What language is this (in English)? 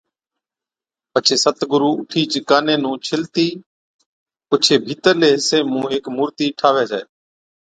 Od